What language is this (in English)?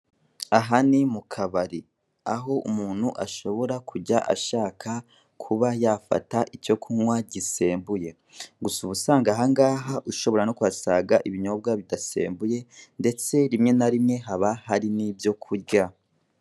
Kinyarwanda